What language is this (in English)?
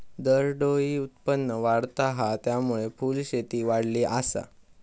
Marathi